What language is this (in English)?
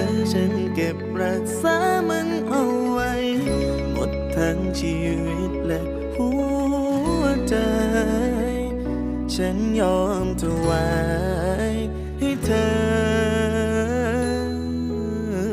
Thai